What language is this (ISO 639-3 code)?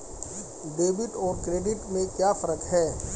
hin